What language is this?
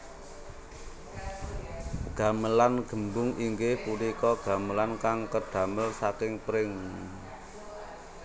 Javanese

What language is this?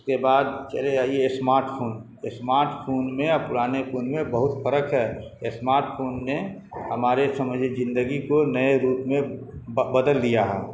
Urdu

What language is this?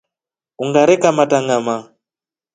Rombo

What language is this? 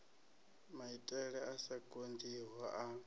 Venda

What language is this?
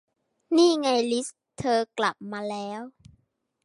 Thai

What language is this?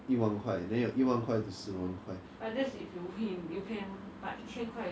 English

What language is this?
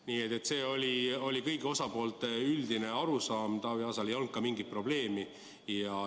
Estonian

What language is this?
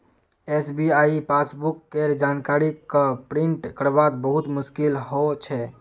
Magahi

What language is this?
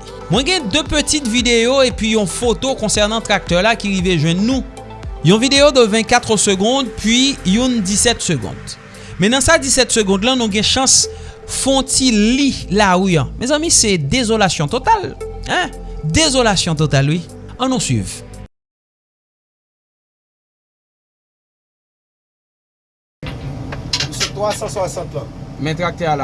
French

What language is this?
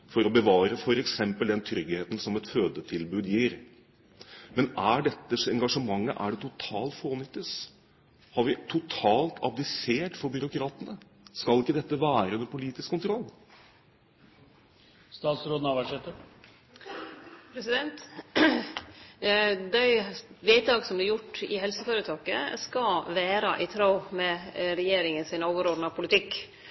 Norwegian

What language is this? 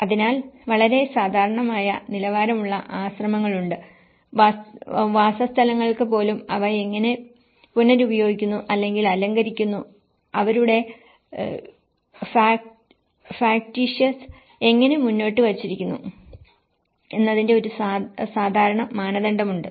Malayalam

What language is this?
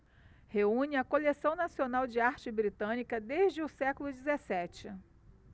Portuguese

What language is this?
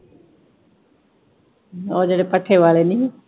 Punjabi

